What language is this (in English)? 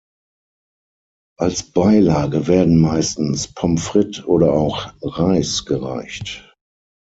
German